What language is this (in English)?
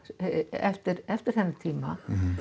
Icelandic